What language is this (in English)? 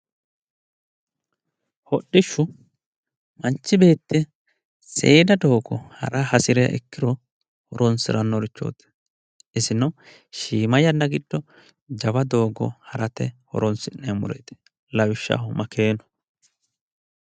Sidamo